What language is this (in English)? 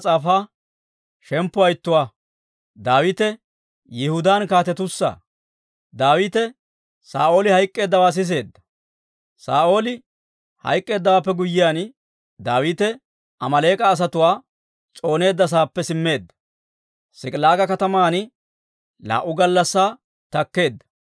Dawro